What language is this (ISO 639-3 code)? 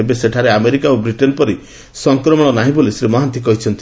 ori